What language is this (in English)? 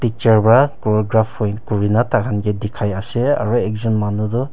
Naga Pidgin